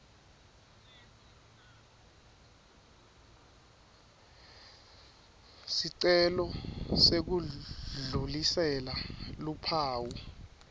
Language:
Swati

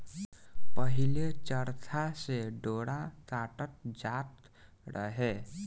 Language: Bhojpuri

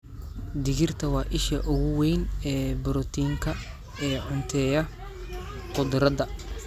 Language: Somali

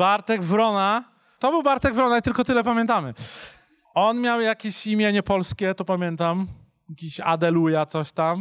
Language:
Polish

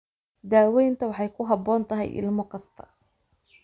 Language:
Somali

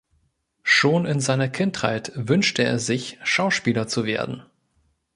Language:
German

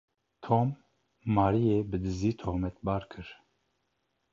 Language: Kurdish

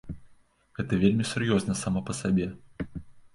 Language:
Belarusian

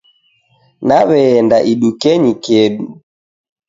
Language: Taita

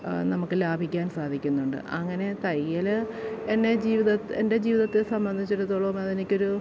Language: Malayalam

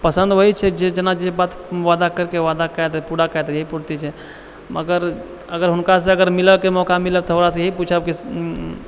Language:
Maithili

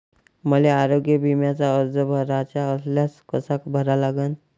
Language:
Marathi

